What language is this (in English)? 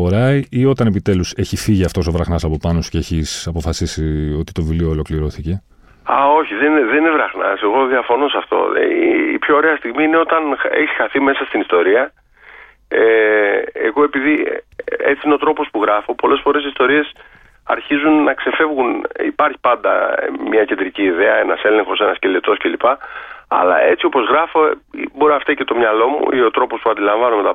Greek